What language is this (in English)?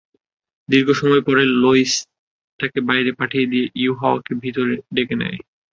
Bangla